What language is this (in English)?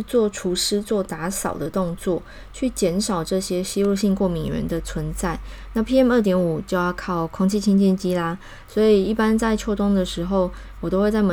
Chinese